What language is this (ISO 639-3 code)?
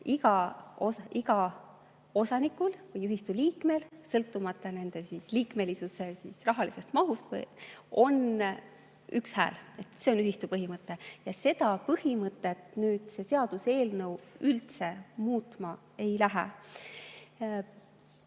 est